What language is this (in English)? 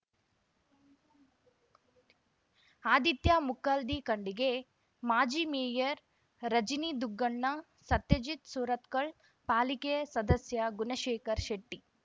Kannada